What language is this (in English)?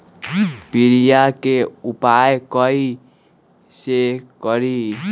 Magahi